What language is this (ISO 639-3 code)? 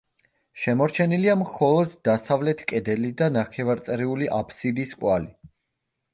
kat